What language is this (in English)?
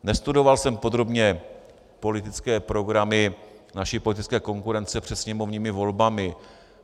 Czech